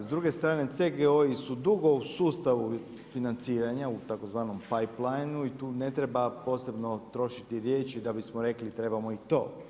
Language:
Croatian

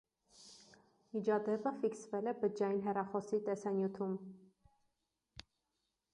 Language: Armenian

